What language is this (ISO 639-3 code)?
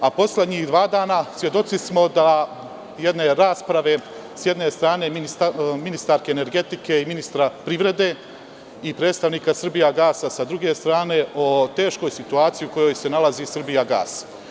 srp